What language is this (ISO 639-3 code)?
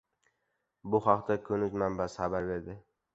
uzb